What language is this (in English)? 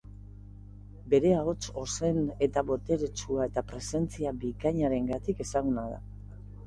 Basque